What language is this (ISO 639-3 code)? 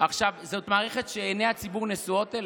heb